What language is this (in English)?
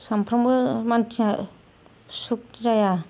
Bodo